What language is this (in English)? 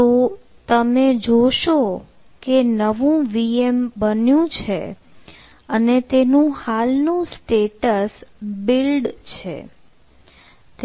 Gujarati